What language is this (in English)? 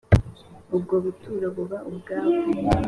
Kinyarwanda